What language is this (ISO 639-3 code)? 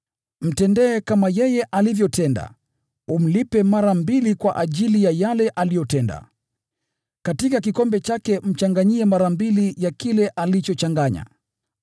swa